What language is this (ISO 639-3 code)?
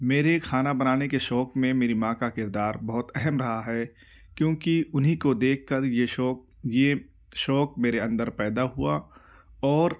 urd